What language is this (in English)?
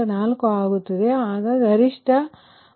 Kannada